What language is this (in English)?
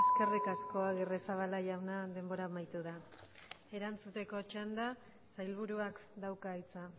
Basque